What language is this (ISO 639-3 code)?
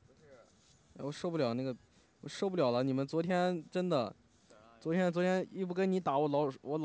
zho